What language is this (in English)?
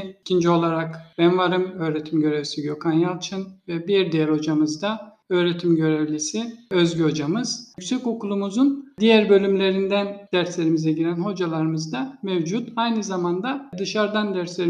Turkish